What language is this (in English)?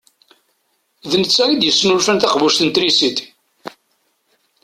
Kabyle